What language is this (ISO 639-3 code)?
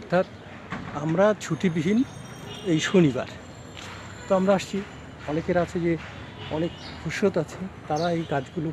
ben